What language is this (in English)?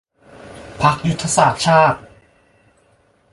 Thai